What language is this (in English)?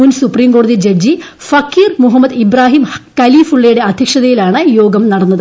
Malayalam